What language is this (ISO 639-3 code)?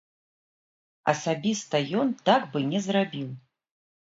bel